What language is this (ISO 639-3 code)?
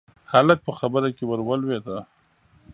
pus